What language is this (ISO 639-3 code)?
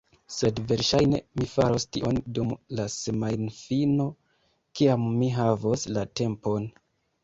epo